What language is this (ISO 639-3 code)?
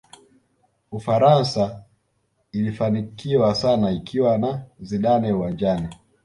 swa